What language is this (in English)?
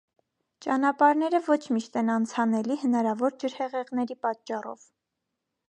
Armenian